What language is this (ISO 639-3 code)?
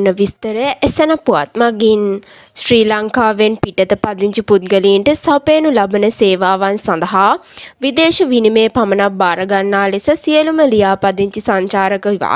ron